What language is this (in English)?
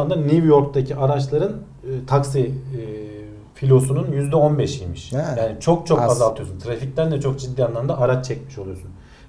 Turkish